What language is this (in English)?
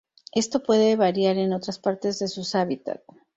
Spanish